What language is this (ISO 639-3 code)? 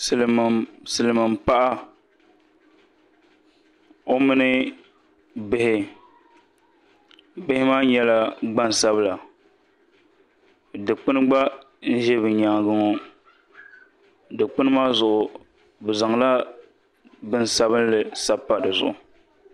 dag